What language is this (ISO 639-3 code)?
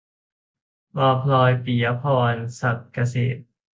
tha